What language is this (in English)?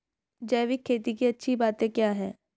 Hindi